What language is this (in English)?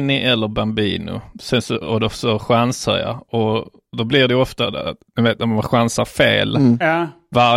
Swedish